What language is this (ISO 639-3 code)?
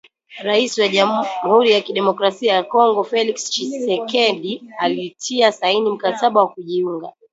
swa